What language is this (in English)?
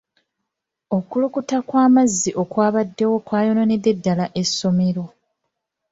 Ganda